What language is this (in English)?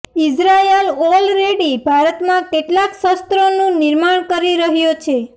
Gujarati